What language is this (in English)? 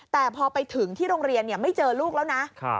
Thai